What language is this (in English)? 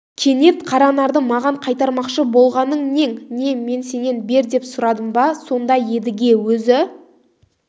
Kazakh